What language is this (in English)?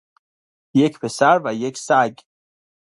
Persian